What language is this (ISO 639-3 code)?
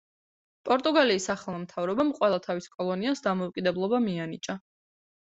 kat